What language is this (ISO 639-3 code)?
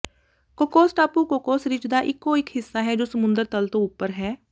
pan